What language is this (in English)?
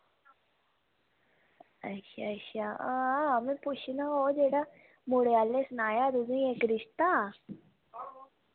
Dogri